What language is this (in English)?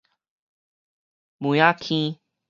Min Nan Chinese